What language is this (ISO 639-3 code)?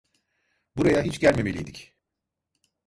tur